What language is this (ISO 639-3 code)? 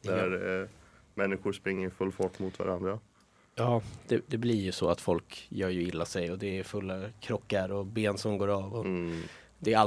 swe